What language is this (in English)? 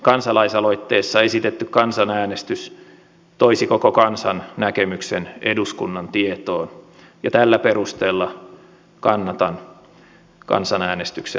Finnish